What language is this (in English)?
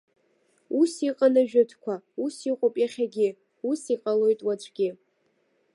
Abkhazian